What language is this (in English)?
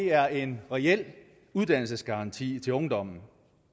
Danish